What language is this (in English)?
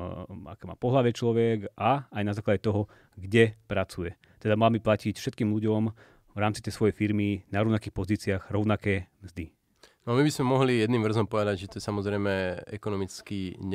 Slovak